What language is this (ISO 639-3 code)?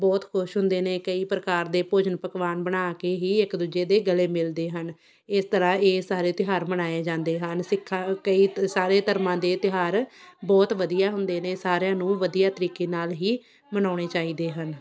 pan